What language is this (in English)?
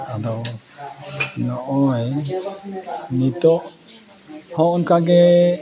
Santali